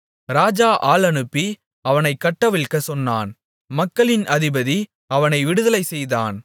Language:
Tamil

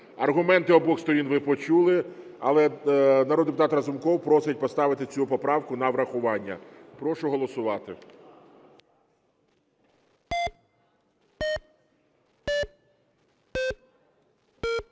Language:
Ukrainian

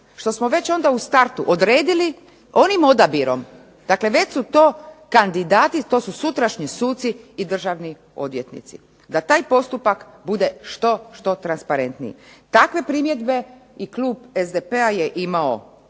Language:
Croatian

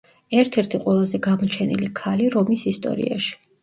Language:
Georgian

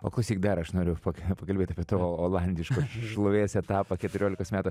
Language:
Lithuanian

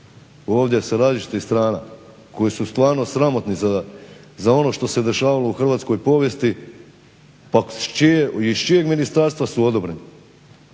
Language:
Croatian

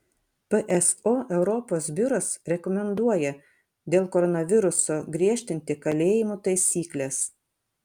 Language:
Lithuanian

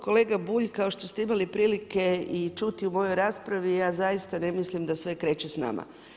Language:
Croatian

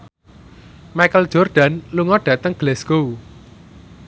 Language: Javanese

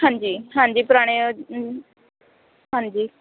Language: Punjabi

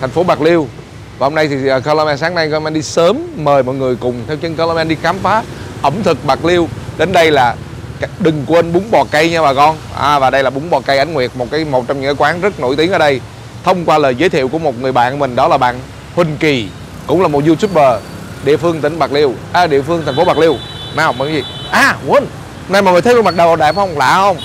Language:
Vietnamese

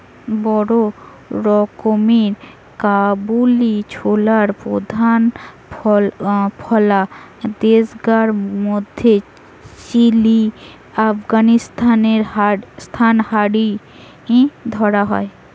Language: Bangla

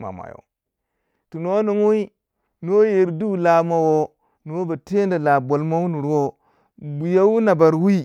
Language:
Waja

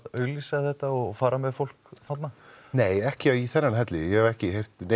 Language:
Icelandic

